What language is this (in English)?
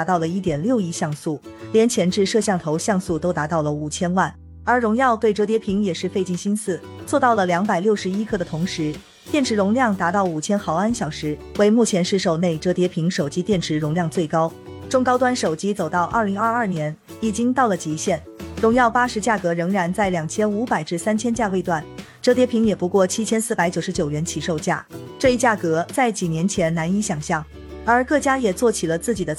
Chinese